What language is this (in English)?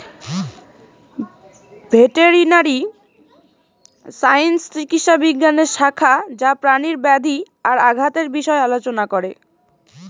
Bangla